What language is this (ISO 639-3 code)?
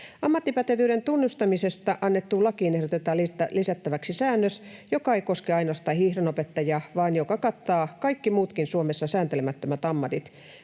fin